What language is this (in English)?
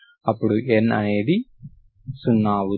Telugu